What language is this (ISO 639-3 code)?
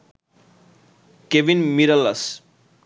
ben